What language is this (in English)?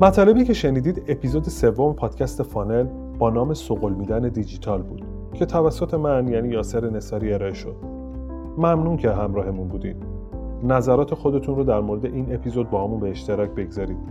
Persian